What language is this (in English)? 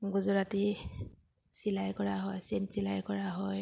Assamese